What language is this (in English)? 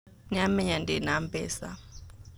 Kikuyu